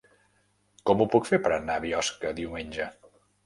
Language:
Catalan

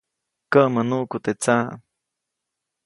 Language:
Copainalá Zoque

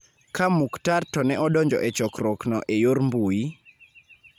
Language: Luo (Kenya and Tanzania)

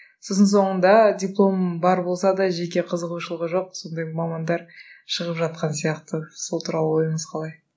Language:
Kazakh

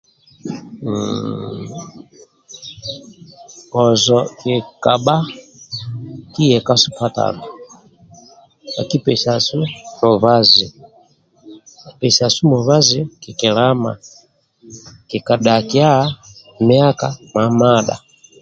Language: Amba (Uganda)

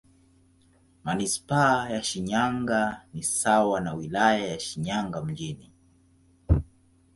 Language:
Swahili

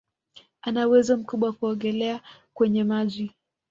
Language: Swahili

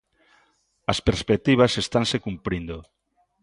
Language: Galician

